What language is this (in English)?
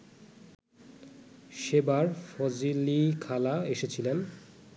Bangla